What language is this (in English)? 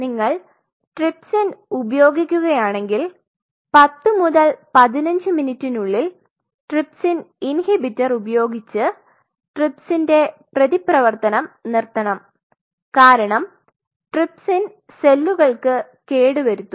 Malayalam